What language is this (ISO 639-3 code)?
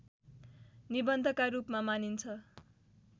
nep